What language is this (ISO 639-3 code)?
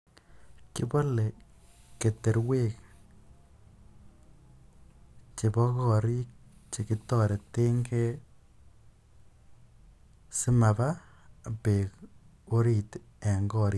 kln